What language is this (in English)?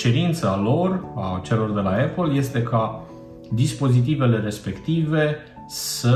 Romanian